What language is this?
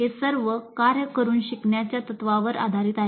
Marathi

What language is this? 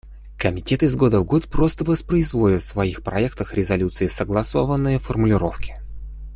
Russian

